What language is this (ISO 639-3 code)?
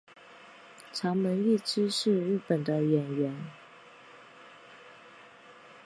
zho